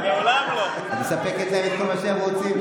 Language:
Hebrew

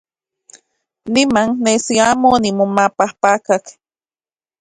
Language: Central Puebla Nahuatl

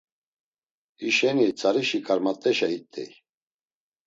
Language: Laz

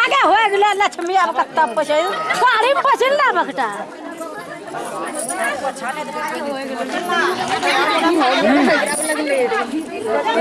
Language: Hindi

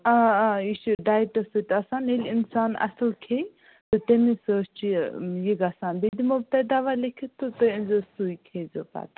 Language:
Kashmiri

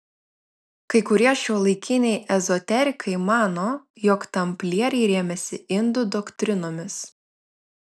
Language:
Lithuanian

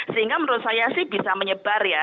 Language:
Indonesian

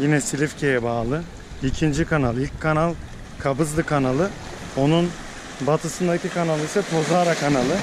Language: Turkish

